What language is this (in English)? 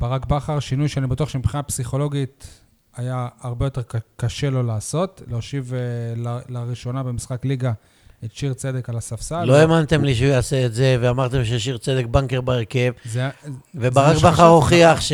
Hebrew